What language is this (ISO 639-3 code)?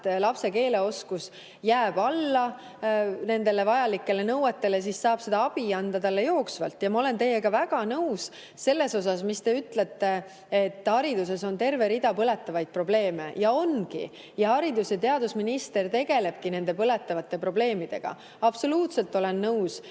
est